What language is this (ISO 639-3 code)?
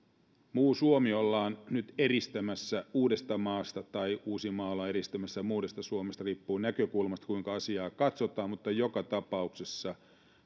fin